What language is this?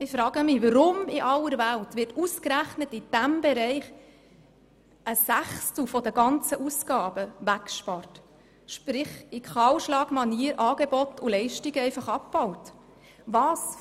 Swiss German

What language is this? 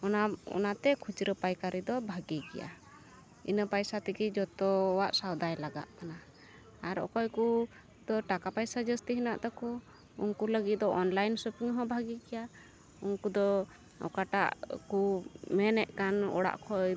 Santali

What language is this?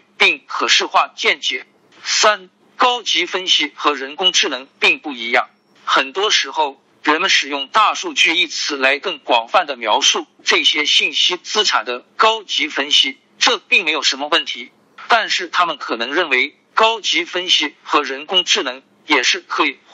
Chinese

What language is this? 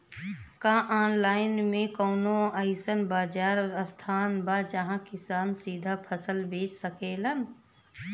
Bhojpuri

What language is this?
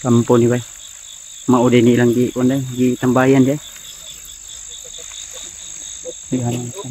Filipino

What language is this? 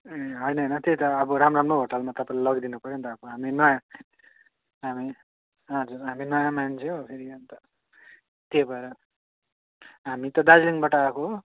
Nepali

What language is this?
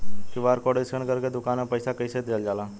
Bhojpuri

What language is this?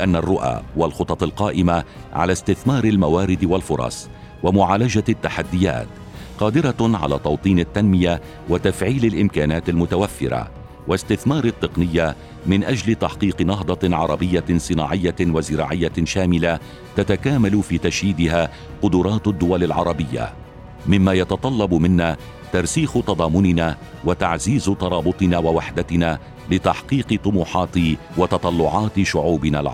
Arabic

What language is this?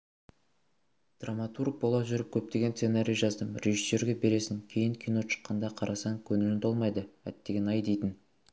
Kazakh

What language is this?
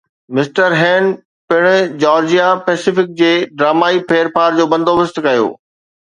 Sindhi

